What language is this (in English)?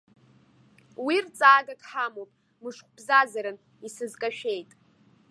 Abkhazian